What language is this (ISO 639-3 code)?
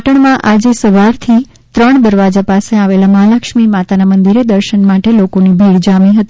guj